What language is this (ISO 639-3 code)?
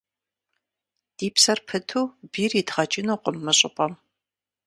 kbd